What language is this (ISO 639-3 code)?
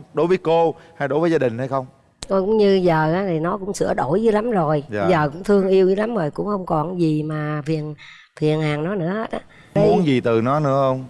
vie